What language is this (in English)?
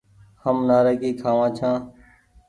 Goaria